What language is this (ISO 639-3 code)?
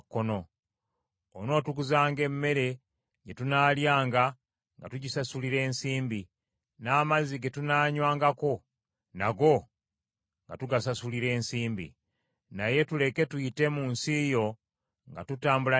lug